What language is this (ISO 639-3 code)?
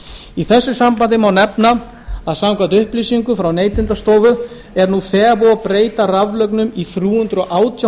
isl